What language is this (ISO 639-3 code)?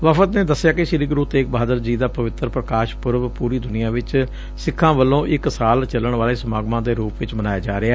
pan